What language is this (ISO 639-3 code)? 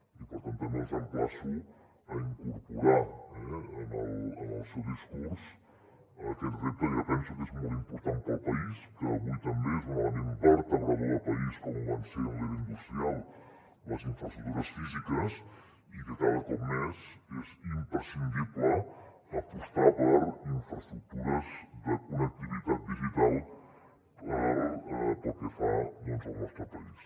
cat